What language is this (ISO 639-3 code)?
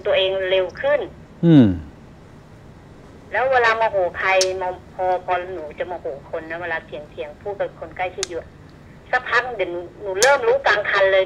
tha